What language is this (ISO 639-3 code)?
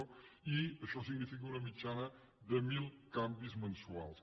cat